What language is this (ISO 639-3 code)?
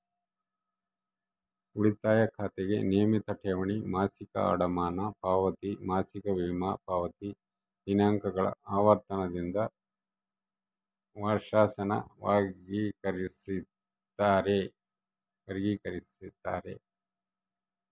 kan